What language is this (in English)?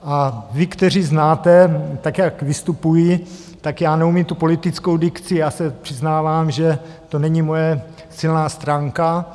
Czech